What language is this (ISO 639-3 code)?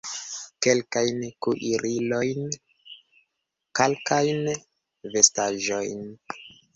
epo